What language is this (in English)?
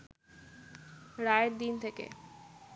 Bangla